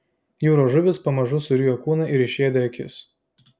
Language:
Lithuanian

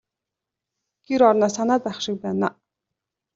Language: Mongolian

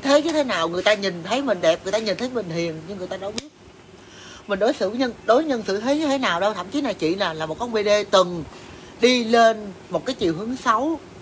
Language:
Vietnamese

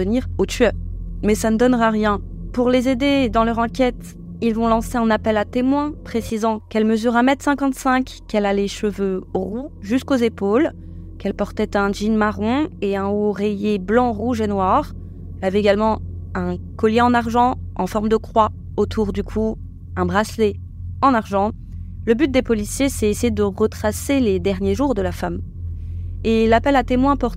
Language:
French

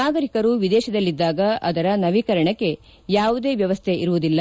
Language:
Kannada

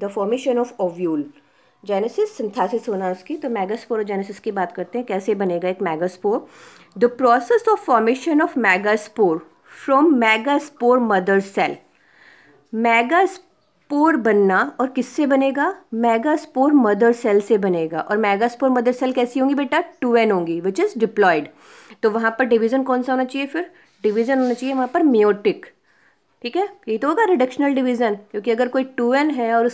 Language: Hindi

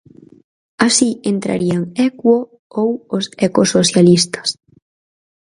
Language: Galician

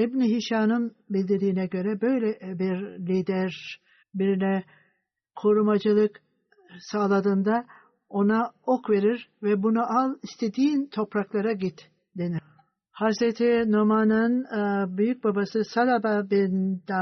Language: Turkish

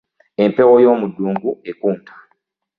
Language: Ganda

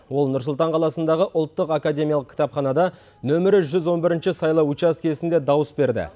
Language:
Kazakh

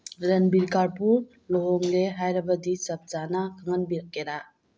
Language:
Manipuri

